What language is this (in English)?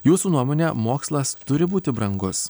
Lithuanian